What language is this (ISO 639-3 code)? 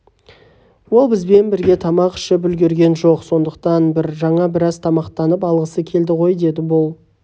kaz